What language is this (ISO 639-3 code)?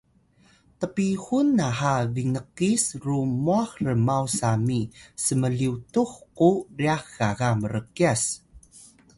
tay